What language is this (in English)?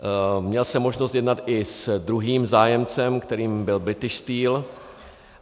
Czech